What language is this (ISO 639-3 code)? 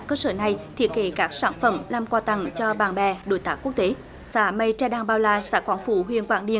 vie